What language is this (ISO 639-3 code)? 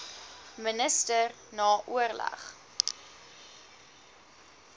afr